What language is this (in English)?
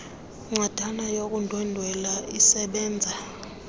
Xhosa